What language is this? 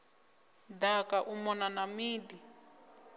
Venda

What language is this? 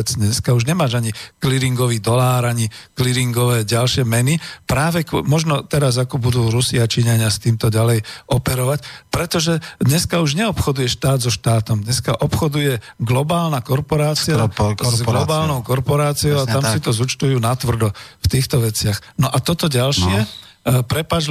Slovak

